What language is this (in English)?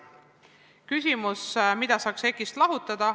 Estonian